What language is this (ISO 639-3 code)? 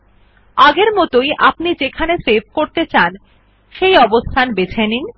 ben